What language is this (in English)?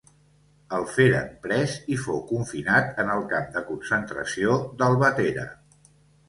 Catalan